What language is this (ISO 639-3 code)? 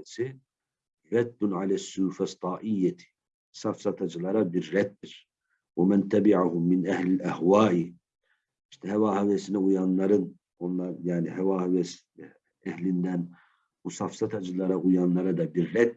tur